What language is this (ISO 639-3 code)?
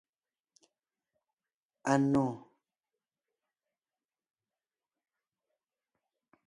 nnh